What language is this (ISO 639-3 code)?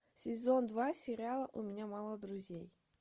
rus